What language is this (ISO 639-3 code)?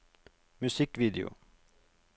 nor